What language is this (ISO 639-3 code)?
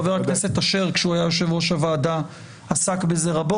heb